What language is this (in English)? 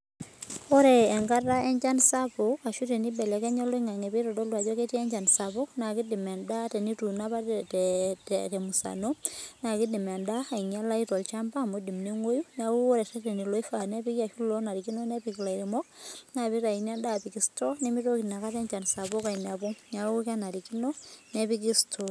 Masai